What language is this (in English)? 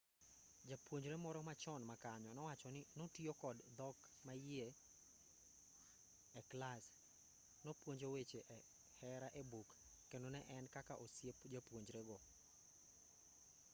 Luo (Kenya and Tanzania)